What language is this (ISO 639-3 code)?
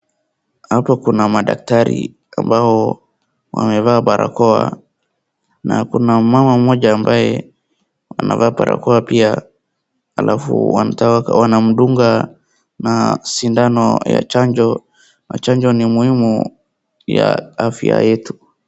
swa